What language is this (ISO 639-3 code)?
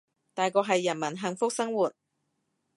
yue